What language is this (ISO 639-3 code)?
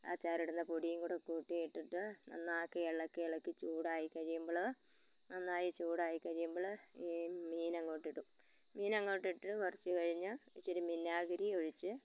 mal